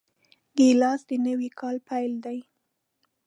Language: Pashto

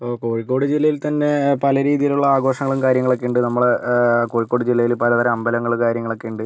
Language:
Malayalam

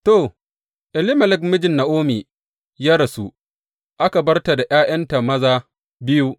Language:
Hausa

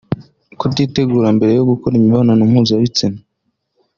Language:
Kinyarwanda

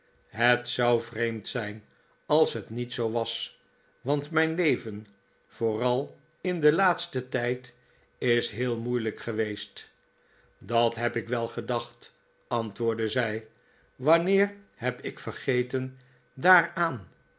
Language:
Dutch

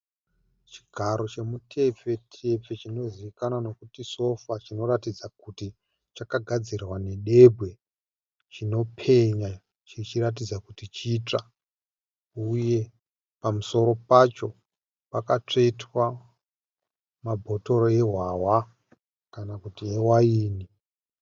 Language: Shona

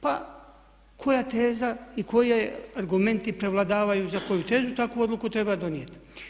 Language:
Croatian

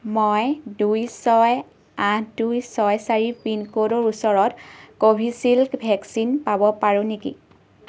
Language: Assamese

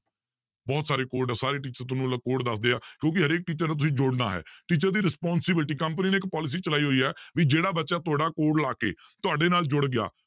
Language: Punjabi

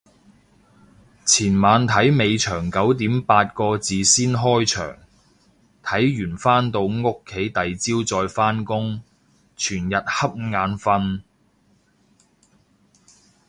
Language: Cantonese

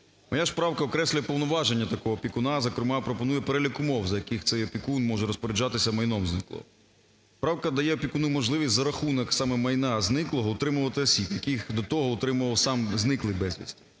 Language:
Ukrainian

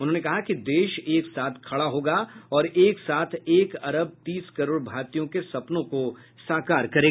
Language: Hindi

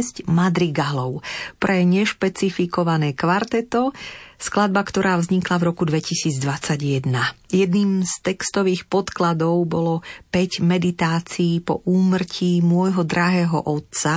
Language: Slovak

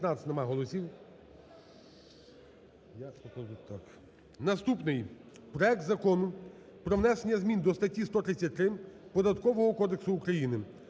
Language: Ukrainian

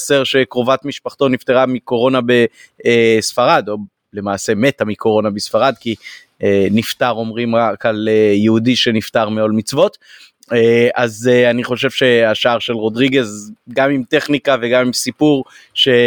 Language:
Hebrew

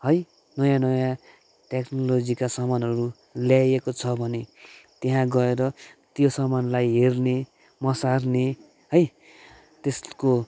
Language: Nepali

